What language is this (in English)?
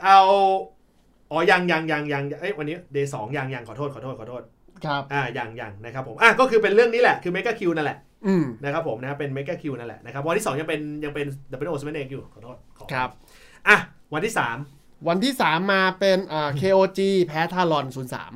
Thai